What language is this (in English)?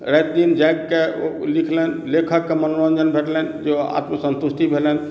Maithili